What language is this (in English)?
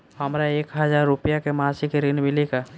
Bhojpuri